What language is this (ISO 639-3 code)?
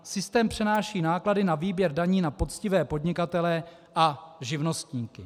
ces